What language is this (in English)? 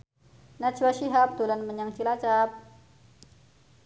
Javanese